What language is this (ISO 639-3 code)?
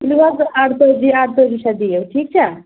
kas